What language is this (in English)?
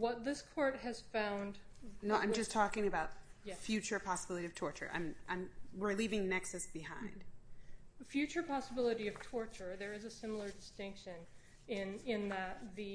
English